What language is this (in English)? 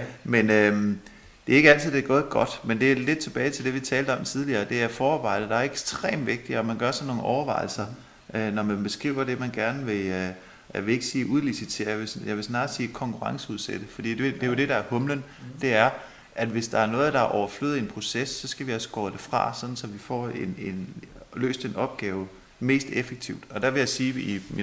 Danish